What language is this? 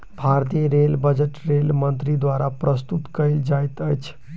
Maithili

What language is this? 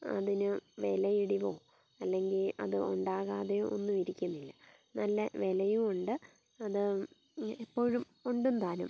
Malayalam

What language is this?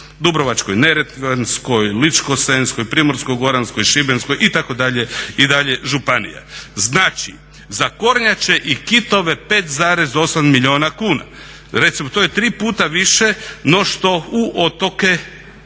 Croatian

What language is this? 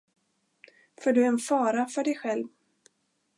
Swedish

